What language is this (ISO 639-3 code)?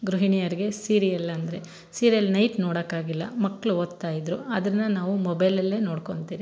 kan